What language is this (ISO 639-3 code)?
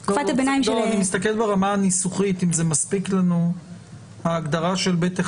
heb